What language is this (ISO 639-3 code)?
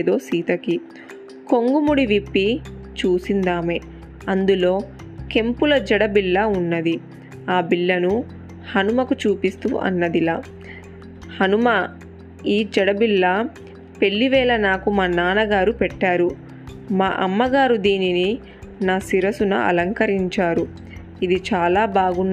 tel